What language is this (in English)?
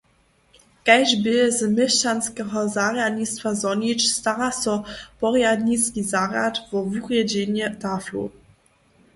Upper Sorbian